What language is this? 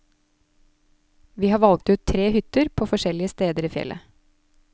Norwegian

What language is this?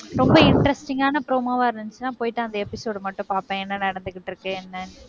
Tamil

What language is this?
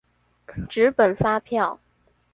Chinese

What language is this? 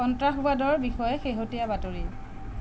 Assamese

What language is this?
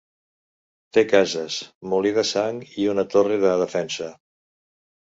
Catalan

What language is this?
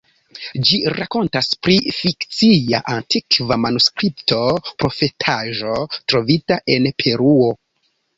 Esperanto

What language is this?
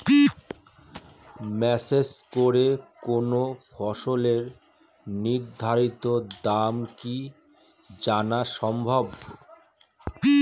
Bangla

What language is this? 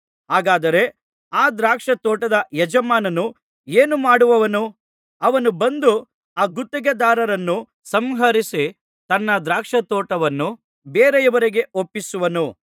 Kannada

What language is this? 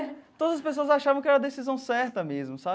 Portuguese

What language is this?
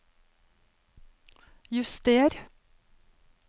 Norwegian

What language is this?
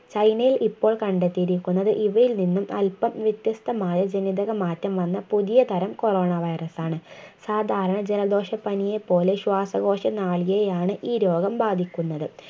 Malayalam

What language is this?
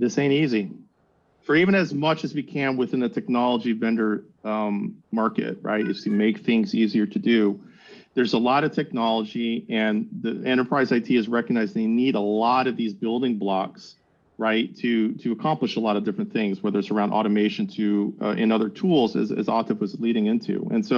English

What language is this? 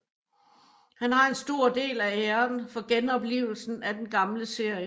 Danish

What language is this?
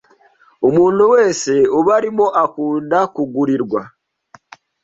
Kinyarwanda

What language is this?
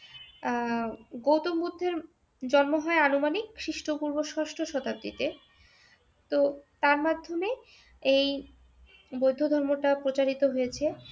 Bangla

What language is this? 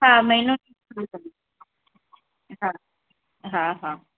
Sindhi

